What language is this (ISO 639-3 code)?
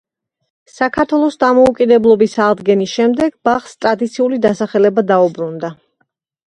kat